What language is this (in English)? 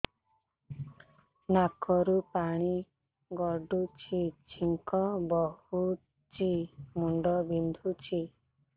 Odia